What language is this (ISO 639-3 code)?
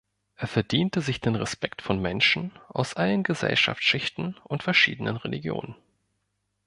deu